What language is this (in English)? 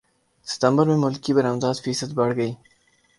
Urdu